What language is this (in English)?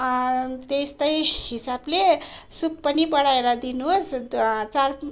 Nepali